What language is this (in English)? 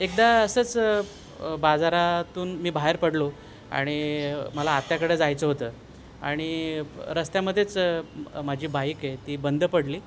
Marathi